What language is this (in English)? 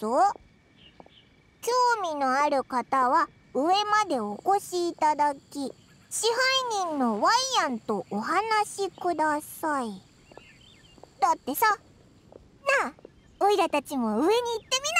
Japanese